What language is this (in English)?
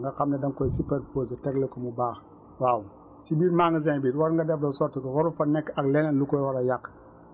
Wolof